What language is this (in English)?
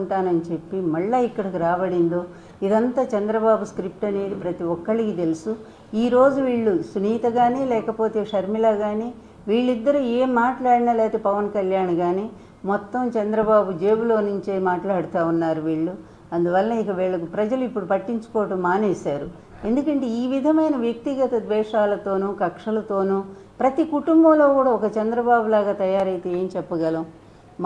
Telugu